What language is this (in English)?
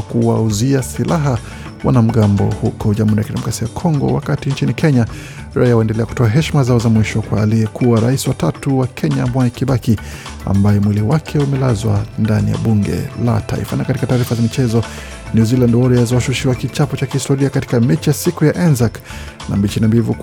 Swahili